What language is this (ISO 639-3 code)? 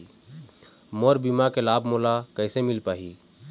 hne